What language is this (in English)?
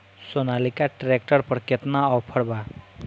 Bhojpuri